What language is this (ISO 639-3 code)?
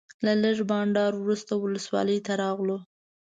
pus